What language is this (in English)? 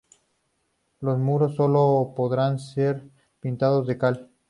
Spanish